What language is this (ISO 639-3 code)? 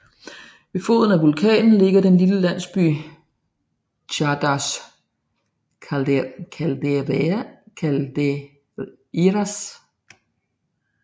dan